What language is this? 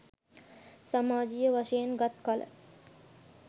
Sinhala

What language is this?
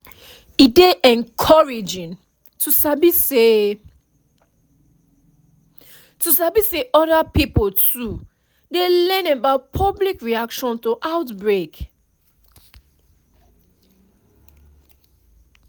Nigerian Pidgin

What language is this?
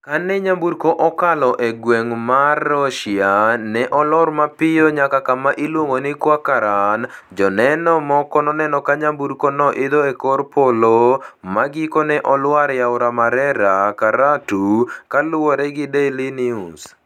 Luo (Kenya and Tanzania)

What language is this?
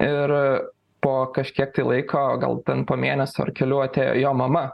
Lithuanian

